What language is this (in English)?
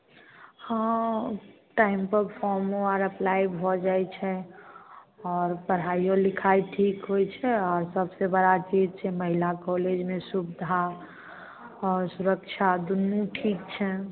Maithili